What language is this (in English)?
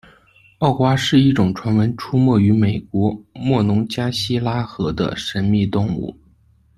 Chinese